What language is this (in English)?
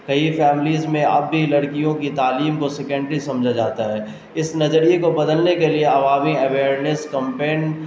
Urdu